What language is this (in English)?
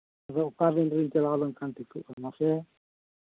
Santali